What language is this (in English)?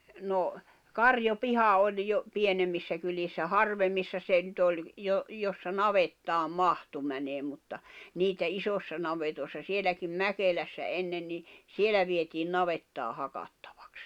Finnish